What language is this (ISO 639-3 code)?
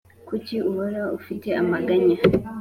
kin